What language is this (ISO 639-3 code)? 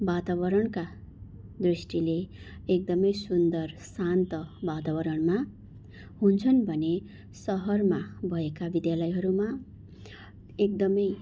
nep